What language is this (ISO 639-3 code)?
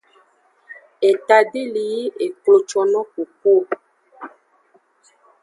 ajg